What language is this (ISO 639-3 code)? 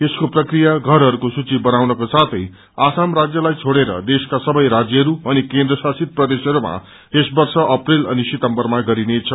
nep